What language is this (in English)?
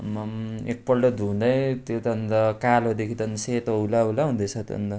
Nepali